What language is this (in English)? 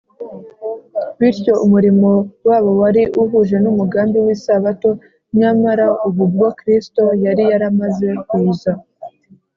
Kinyarwanda